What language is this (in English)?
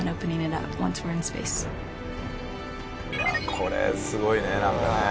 Japanese